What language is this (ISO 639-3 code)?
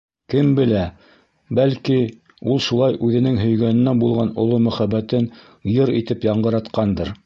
bak